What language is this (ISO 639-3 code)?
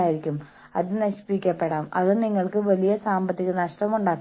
mal